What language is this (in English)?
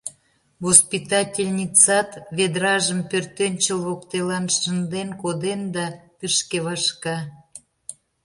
Mari